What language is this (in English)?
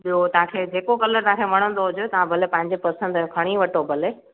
Sindhi